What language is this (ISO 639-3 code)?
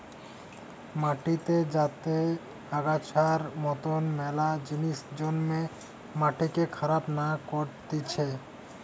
ben